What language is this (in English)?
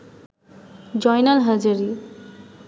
Bangla